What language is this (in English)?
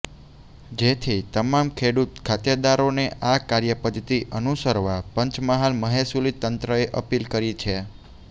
Gujarati